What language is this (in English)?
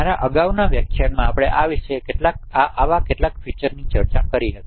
Gujarati